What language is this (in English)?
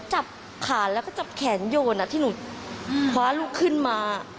Thai